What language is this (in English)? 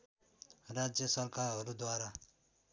Nepali